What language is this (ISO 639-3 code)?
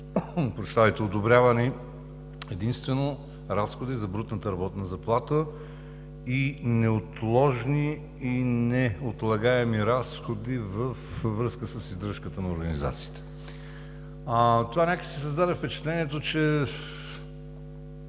bul